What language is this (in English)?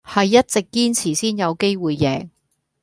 Cantonese